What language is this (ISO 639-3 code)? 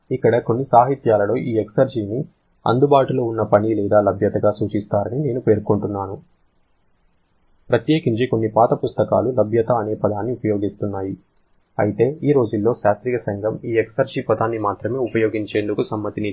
tel